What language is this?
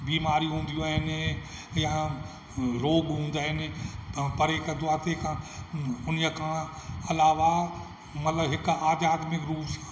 Sindhi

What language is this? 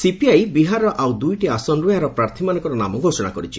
Odia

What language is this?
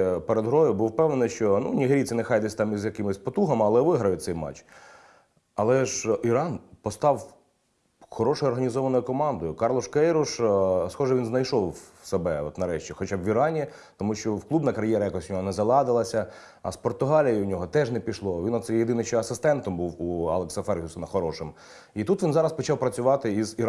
Ukrainian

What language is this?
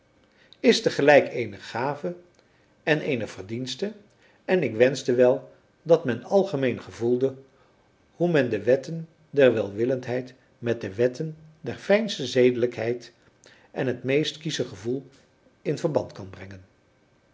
Dutch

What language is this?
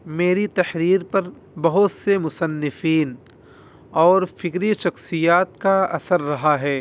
Urdu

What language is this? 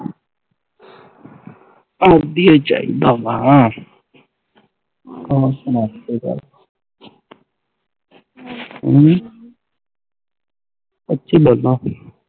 Punjabi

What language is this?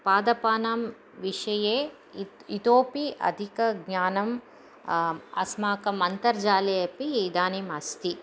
Sanskrit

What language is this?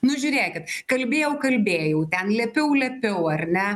Lithuanian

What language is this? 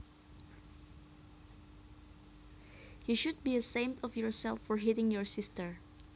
Javanese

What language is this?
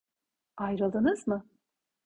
Turkish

